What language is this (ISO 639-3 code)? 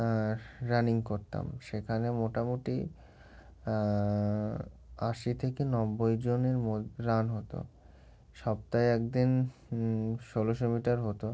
ben